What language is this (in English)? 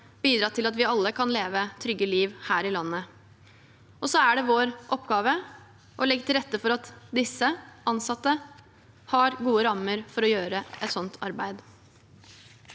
Norwegian